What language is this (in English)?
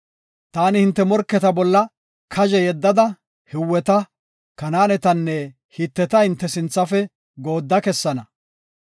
Gofa